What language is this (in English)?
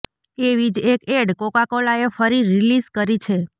Gujarati